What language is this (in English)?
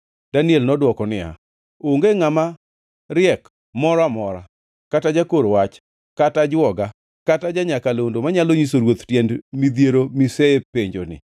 Luo (Kenya and Tanzania)